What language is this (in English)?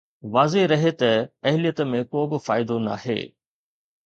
Sindhi